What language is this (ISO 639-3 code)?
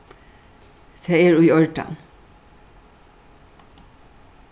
fao